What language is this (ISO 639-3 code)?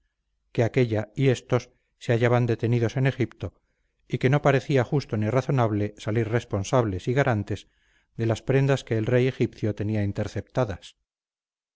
spa